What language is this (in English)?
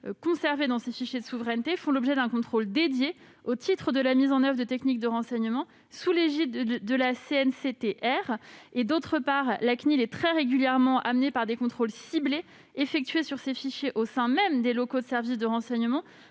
French